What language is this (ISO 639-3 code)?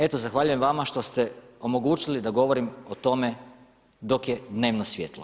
hrv